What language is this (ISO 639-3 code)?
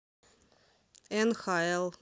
rus